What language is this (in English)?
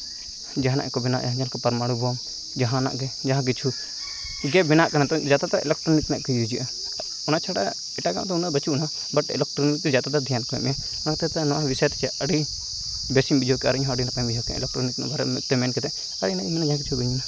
Santali